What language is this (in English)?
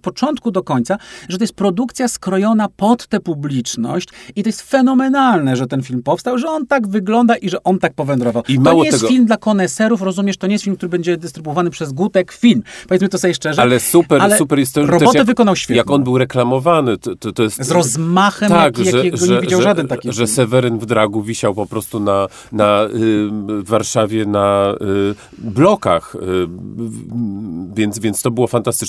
Polish